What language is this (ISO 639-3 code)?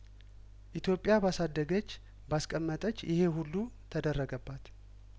amh